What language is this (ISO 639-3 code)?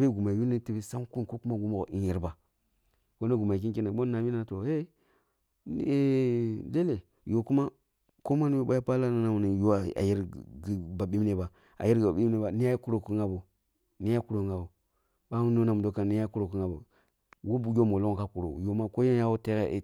bbu